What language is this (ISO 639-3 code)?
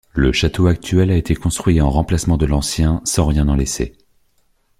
fra